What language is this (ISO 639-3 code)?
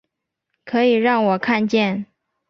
zho